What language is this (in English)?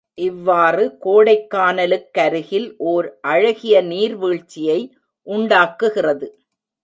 Tamil